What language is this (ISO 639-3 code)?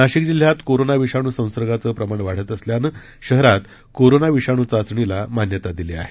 mar